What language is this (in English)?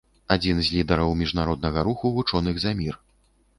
Belarusian